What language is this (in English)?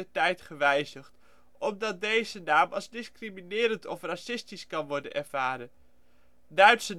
Dutch